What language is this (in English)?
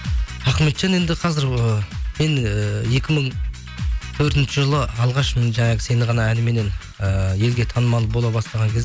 Kazakh